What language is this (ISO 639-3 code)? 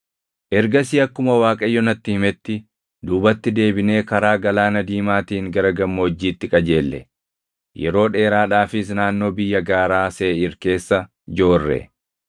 orm